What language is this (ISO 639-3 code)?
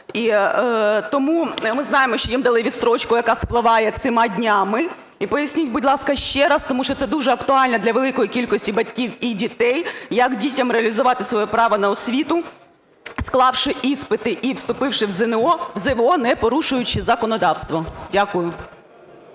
ukr